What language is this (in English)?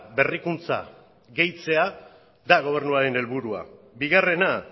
Basque